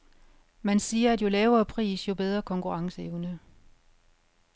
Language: Danish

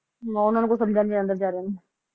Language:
Punjabi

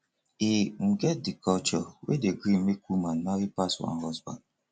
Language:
Nigerian Pidgin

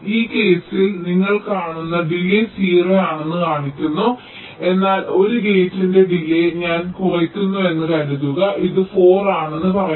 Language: Malayalam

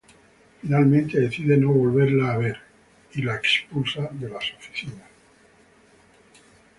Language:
Spanish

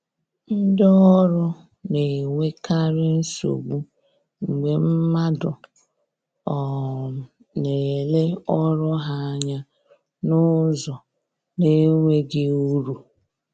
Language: Igbo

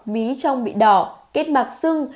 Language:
Vietnamese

